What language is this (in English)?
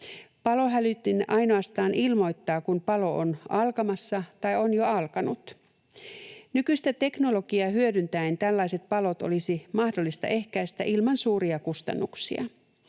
Finnish